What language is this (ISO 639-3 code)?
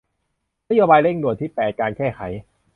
tha